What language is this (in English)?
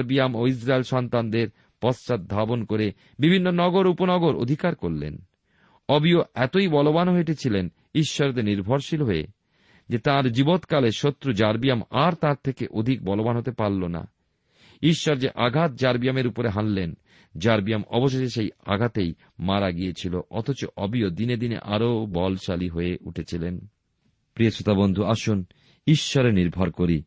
Bangla